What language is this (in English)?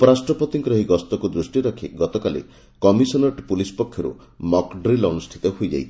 Odia